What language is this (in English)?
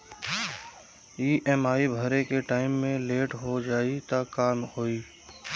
Bhojpuri